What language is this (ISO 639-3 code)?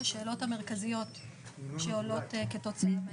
heb